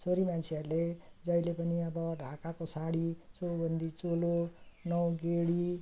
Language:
Nepali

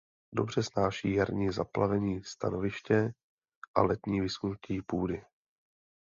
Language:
Czech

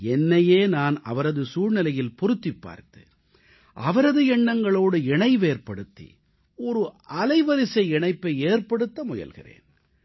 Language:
Tamil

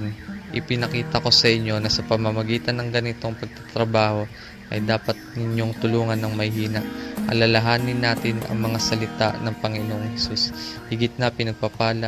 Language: Filipino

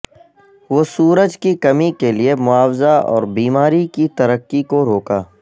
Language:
Urdu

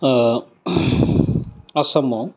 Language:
Bodo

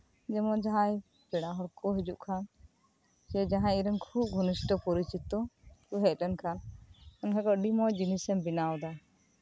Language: Santali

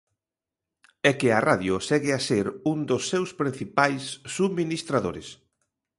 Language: Galician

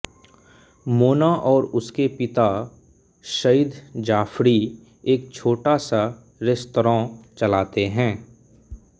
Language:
Hindi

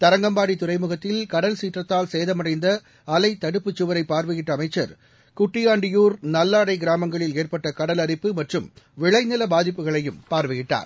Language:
Tamil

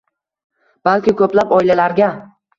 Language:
Uzbek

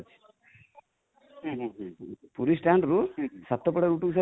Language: Odia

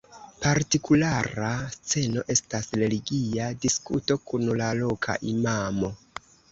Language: Esperanto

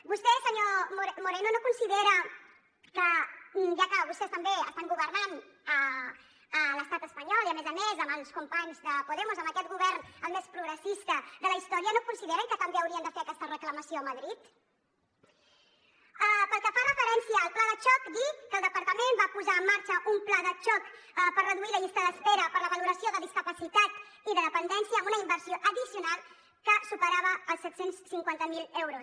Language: Catalan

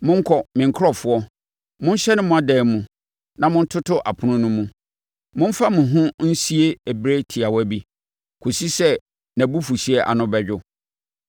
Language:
Akan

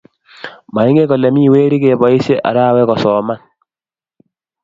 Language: Kalenjin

